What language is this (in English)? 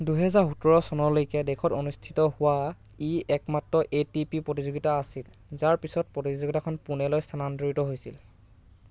Assamese